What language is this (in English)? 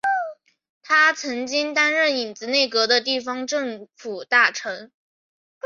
Chinese